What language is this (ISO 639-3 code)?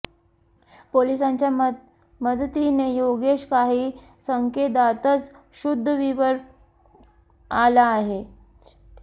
mar